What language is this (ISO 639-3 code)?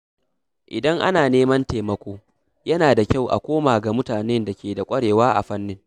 hau